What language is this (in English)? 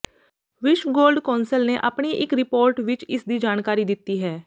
Punjabi